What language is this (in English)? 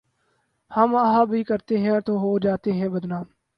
Urdu